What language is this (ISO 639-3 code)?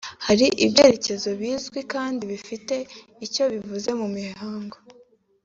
kin